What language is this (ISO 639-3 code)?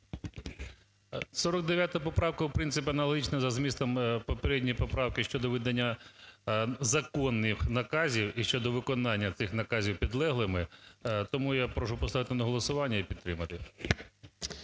ukr